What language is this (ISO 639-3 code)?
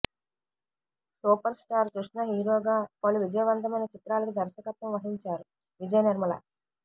tel